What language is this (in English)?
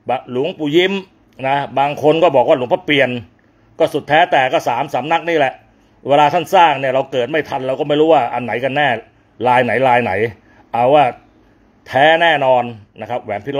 Thai